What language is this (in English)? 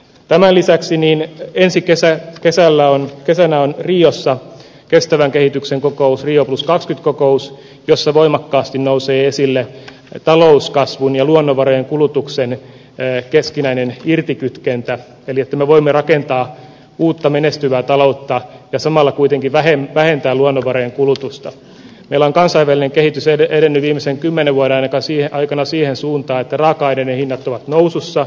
Finnish